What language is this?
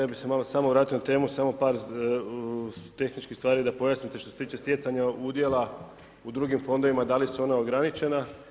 Croatian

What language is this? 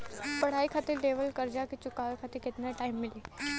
Bhojpuri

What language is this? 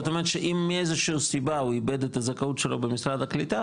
Hebrew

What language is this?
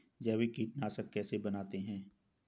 Hindi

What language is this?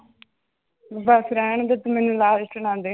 Punjabi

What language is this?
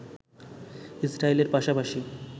Bangla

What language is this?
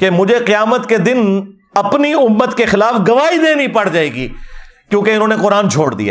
Urdu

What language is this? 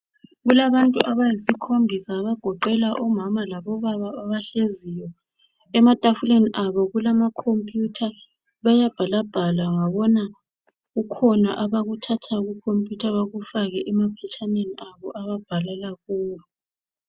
North Ndebele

